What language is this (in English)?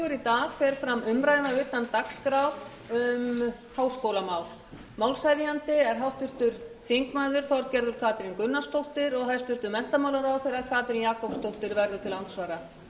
Icelandic